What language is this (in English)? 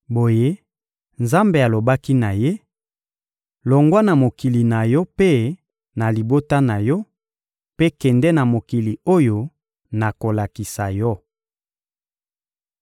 Lingala